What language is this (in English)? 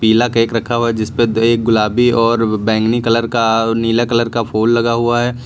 Hindi